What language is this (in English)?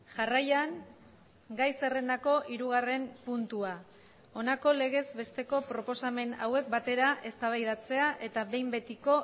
Basque